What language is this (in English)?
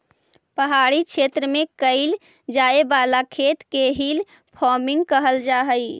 Magahi